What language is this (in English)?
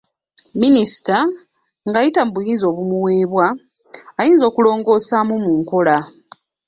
Ganda